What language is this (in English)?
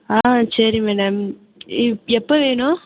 Tamil